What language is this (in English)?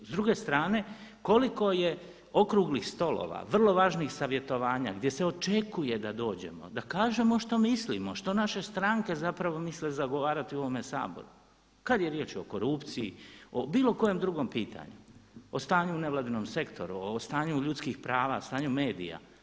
Croatian